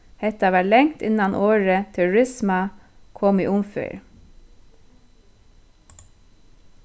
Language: Faroese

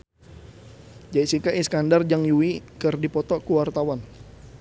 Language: Sundanese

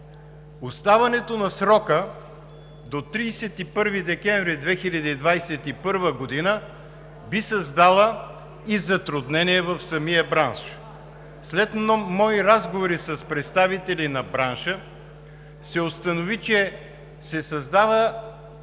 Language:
Bulgarian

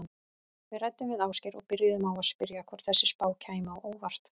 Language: Icelandic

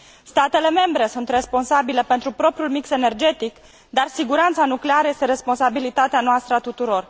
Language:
Romanian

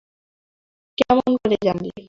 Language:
Bangla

